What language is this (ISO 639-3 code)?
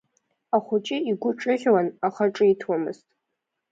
abk